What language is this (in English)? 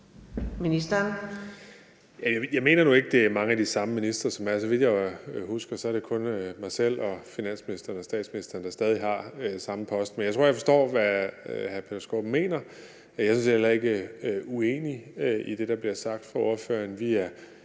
Danish